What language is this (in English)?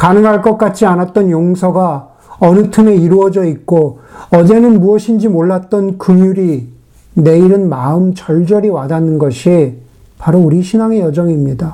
Korean